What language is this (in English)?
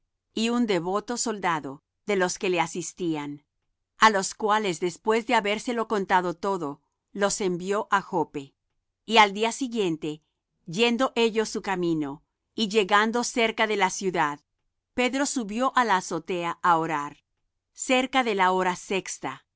Spanish